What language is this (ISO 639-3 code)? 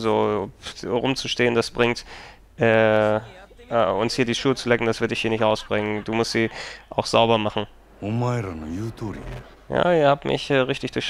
deu